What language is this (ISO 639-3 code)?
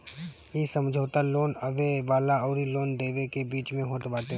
bho